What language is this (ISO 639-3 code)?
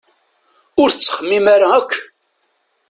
kab